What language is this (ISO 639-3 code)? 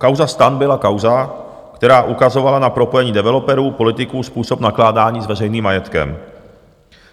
ces